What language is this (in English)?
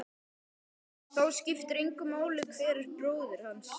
Icelandic